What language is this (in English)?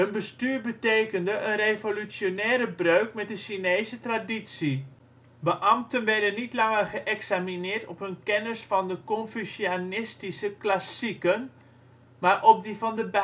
Dutch